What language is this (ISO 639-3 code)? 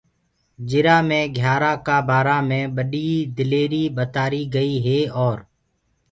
ggg